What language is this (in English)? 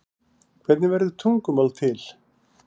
Icelandic